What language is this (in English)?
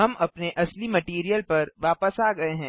Hindi